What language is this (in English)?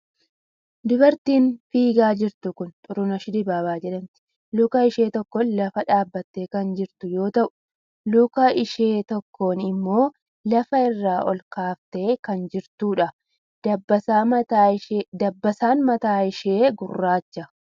Oromo